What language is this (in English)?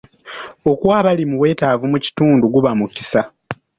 Ganda